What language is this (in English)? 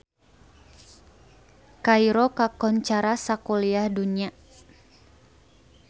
Sundanese